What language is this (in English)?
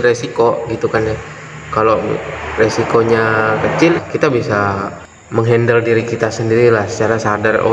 Indonesian